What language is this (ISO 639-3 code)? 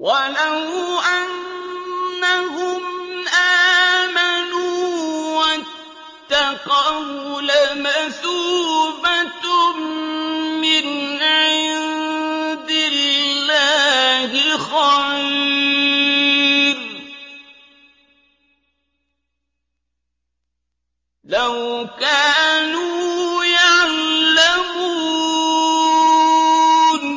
ara